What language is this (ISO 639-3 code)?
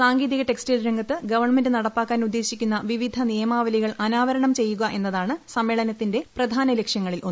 mal